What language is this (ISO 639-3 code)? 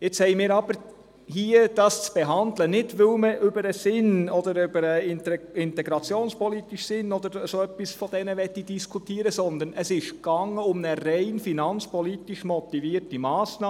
gsw